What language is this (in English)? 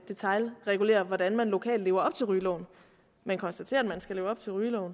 Danish